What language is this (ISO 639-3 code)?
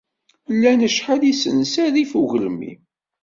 kab